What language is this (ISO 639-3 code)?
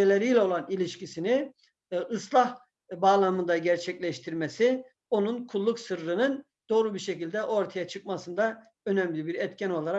tur